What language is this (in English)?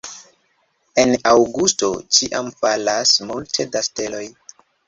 Esperanto